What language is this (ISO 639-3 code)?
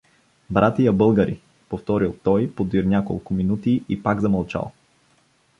bul